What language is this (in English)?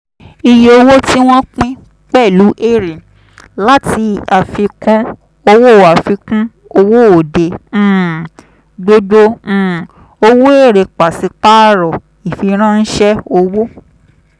Yoruba